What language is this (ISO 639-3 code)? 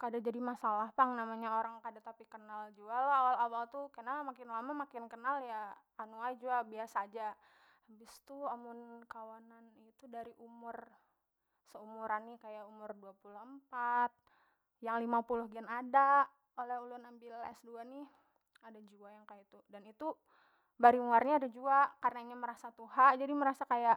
bjn